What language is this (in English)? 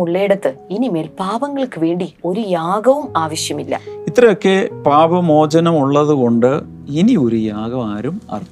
Malayalam